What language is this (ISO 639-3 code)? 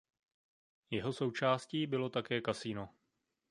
ces